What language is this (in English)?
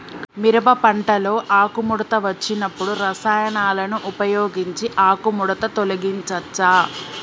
Telugu